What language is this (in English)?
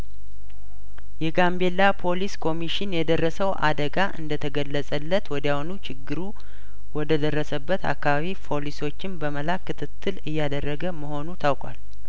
Amharic